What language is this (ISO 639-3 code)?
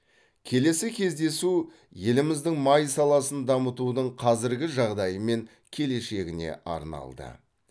kaz